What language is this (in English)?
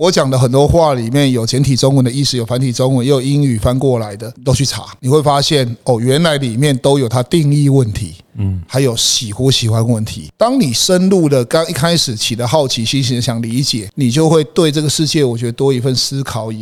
Chinese